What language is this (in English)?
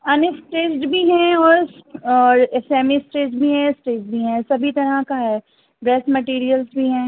Urdu